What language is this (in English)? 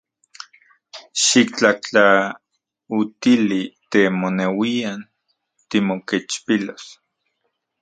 Central Puebla Nahuatl